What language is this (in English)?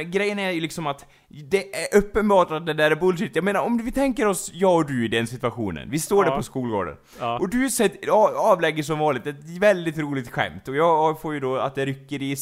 Swedish